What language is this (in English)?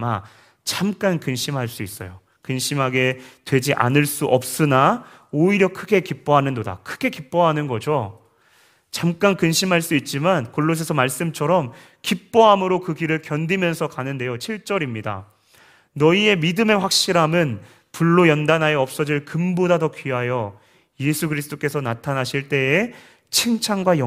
Korean